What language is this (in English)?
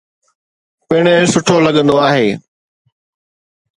Sindhi